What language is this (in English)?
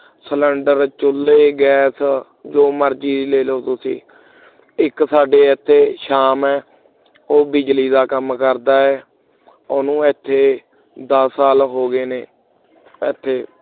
Punjabi